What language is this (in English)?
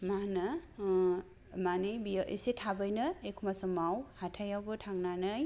Bodo